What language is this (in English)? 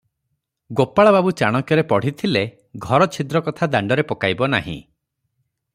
Odia